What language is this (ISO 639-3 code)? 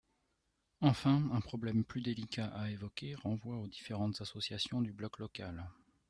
fra